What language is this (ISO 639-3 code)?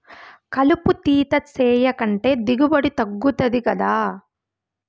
tel